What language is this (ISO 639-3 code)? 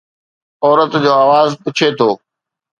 snd